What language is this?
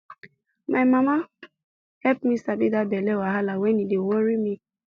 Nigerian Pidgin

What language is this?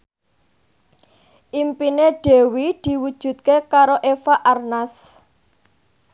Javanese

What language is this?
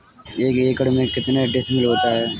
Hindi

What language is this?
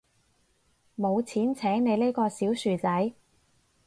Cantonese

